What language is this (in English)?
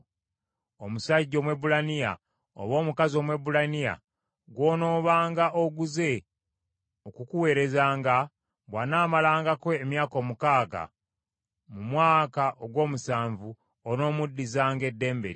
Ganda